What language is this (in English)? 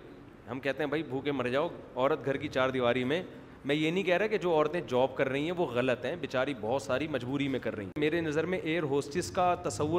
Urdu